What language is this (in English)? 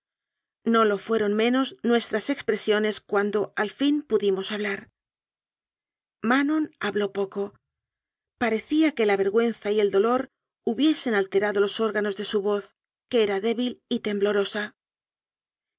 Spanish